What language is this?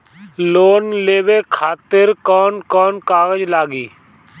Bhojpuri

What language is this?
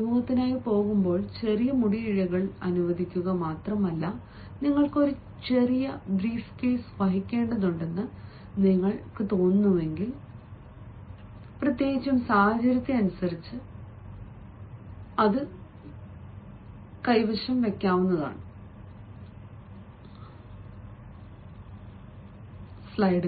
Malayalam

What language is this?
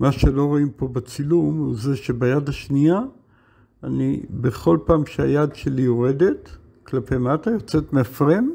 Hebrew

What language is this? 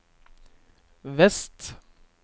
Norwegian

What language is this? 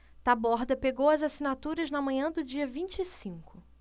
Portuguese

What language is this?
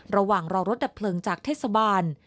Thai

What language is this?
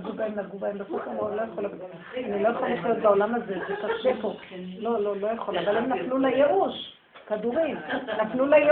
Hebrew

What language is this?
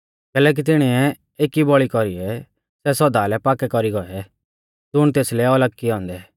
Mahasu Pahari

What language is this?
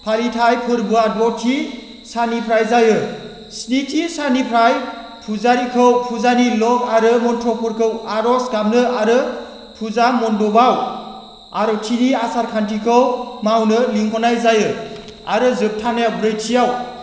Bodo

